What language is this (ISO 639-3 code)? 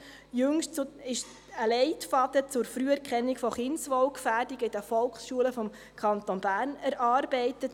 gsw